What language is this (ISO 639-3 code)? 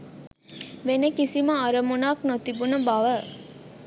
sin